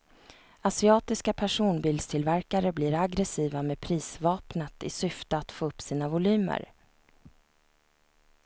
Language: Swedish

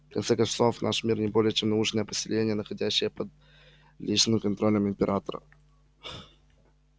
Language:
Russian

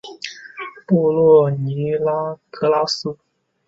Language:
Chinese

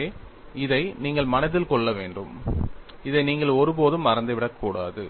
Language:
Tamil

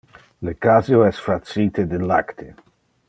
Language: Interlingua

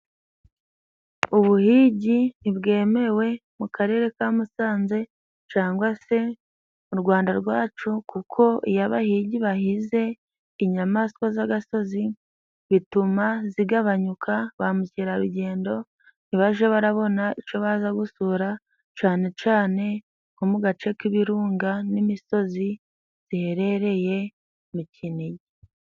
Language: Kinyarwanda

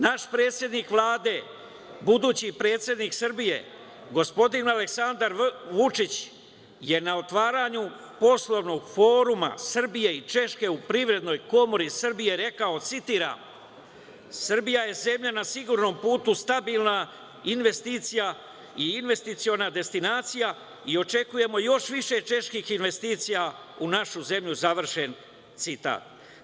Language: Serbian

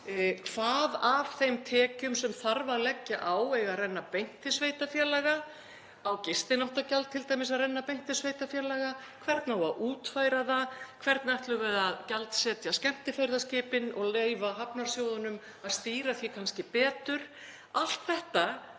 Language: Icelandic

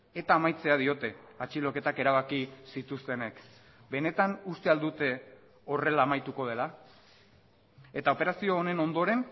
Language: Basque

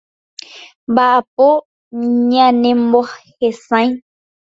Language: Guarani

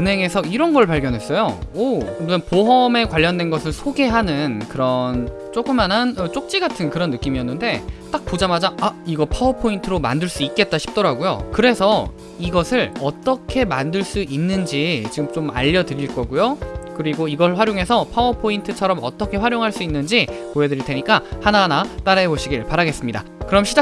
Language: Korean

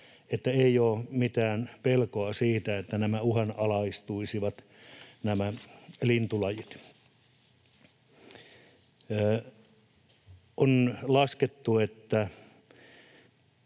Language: Finnish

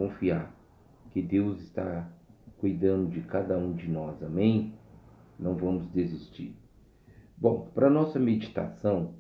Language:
Portuguese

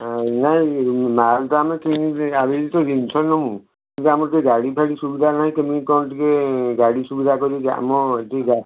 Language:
Odia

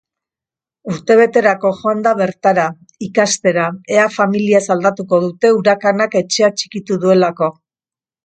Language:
Basque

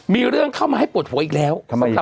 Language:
Thai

